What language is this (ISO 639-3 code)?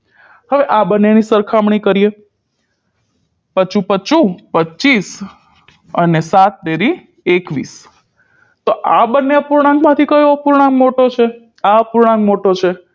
guj